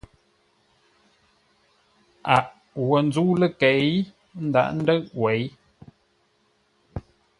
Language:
Ngombale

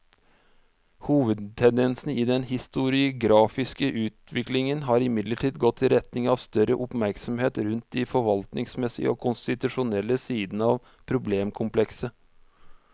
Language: Norwegian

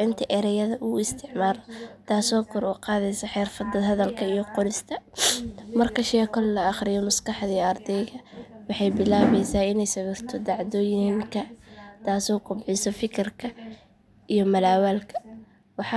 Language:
Somali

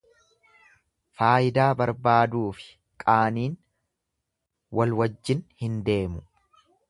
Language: Oromo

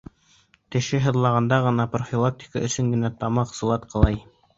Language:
Bashkir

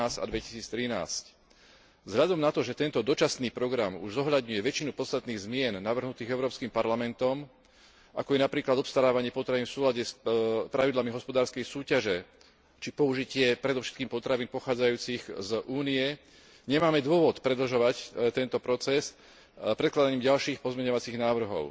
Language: Slovak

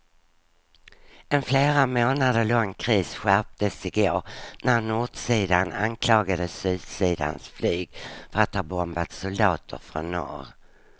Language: Swedish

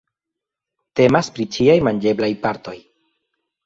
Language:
Esperanto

